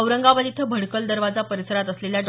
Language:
Marathi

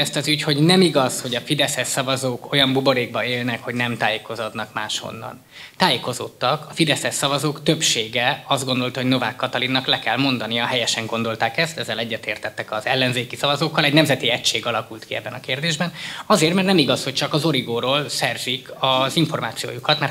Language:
Hungarian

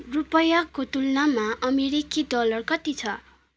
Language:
Nepali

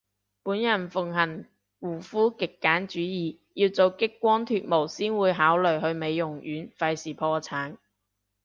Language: Cantonese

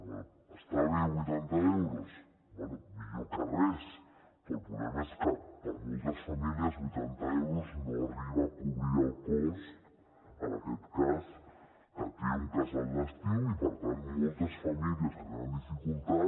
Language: Catalan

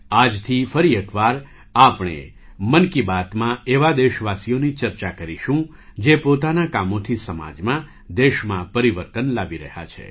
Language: Gujarati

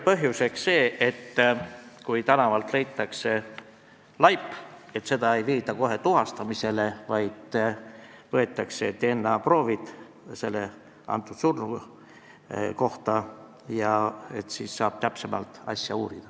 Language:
Estonian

